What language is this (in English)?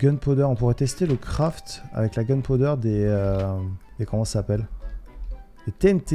French